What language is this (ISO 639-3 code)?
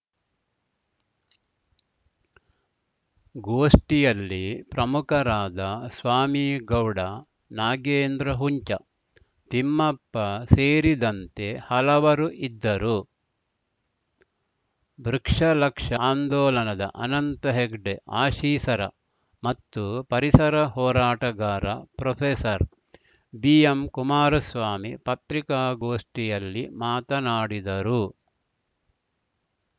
kan